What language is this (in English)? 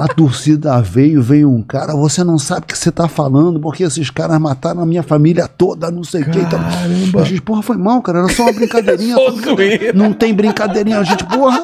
Portuguese